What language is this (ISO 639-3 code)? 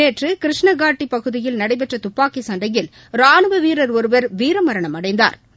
tam